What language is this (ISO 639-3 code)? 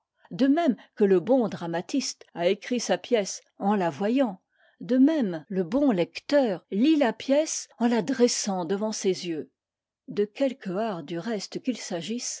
fra